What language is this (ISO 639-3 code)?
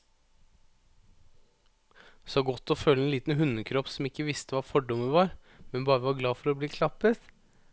nor